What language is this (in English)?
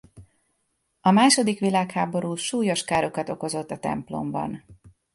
Hungarian